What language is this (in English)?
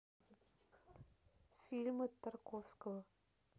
Russian